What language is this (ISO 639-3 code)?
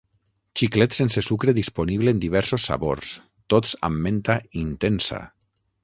cat